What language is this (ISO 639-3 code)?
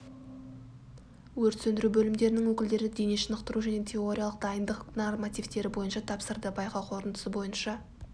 kaz